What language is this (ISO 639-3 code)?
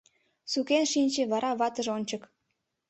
chm